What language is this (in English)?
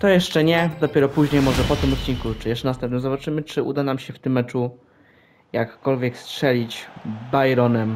Polish